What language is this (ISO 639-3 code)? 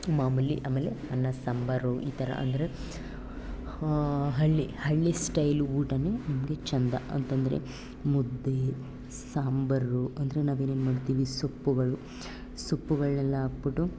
kan